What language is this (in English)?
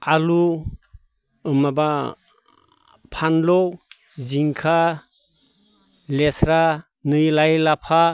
Bodo